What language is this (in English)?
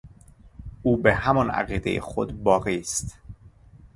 Persian